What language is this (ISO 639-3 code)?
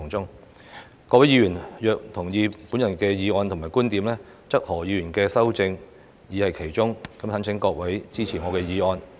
yue